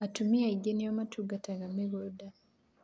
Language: Kikuyu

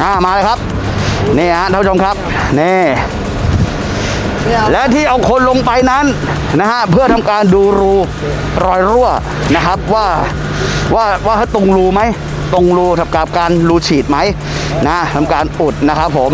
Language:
Thai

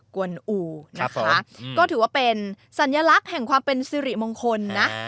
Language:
Thai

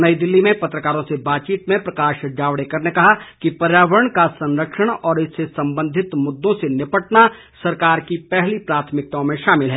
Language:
Hindi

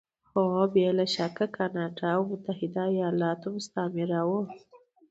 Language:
Pashto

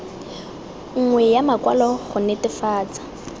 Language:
Tswana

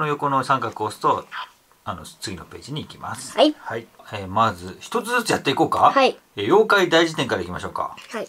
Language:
Japanese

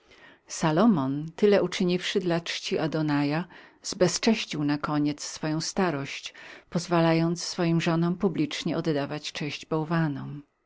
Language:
Polish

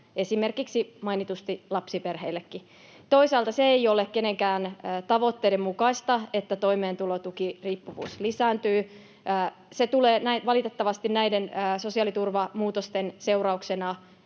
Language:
Finnish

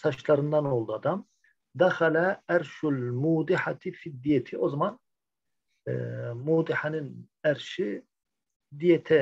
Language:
Turkish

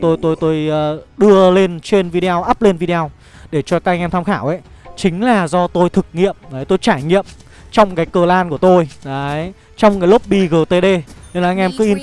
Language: Vietnamese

